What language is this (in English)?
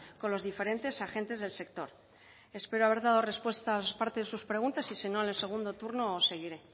Spanish